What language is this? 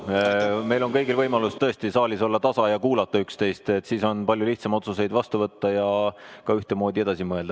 Estonian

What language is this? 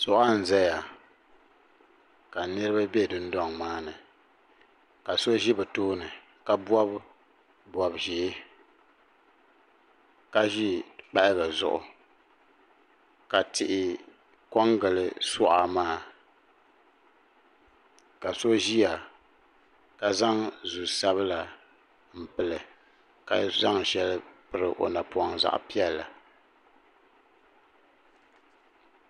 Dagbani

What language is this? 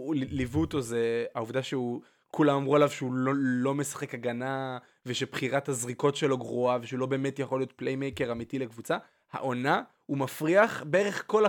Hebrew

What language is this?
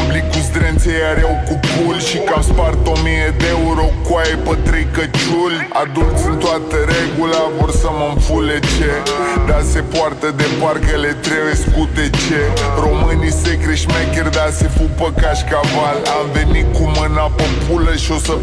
Romanian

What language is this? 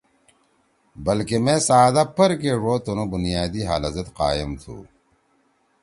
Torwali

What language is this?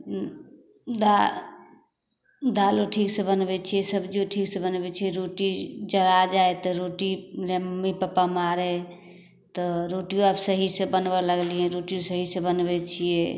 Maithili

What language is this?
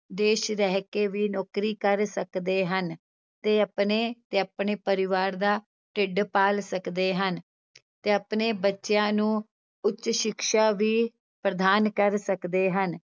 Punjabi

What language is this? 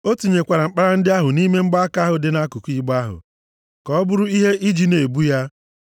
Igbo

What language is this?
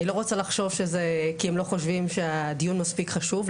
Hebrew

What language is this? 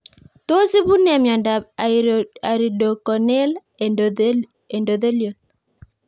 Kalenjin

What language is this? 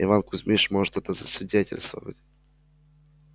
Russian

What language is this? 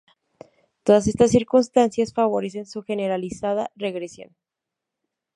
Spanish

